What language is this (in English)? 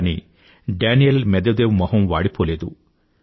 Telugu